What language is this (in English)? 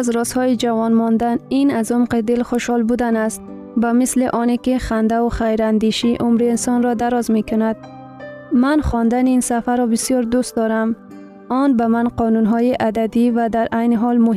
Persian